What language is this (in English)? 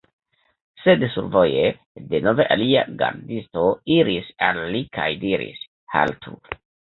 Esperanto